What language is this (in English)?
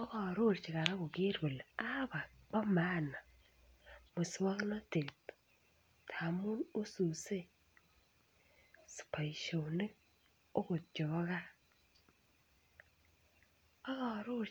Kalenjin